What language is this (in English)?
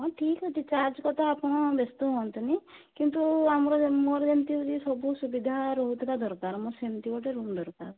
Odia